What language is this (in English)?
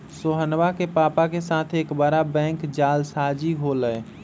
Magahi